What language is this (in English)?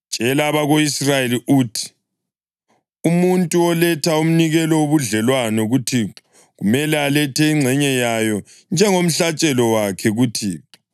North Ndebele